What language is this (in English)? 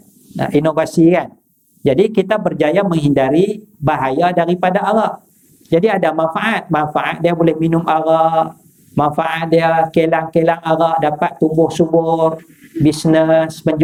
Malay